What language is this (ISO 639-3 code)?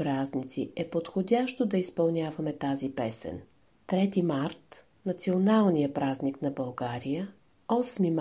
bul